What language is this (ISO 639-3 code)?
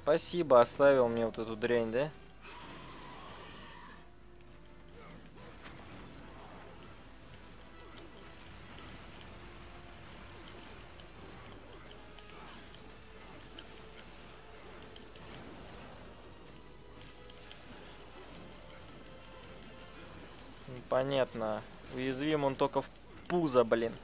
rus